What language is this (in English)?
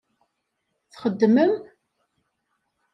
Kabyle